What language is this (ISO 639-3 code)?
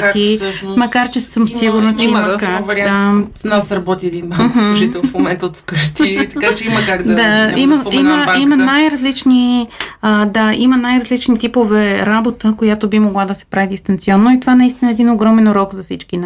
bul